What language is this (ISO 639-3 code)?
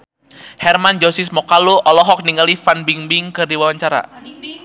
sun